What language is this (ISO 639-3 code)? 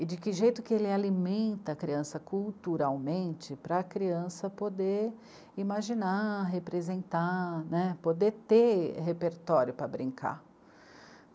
por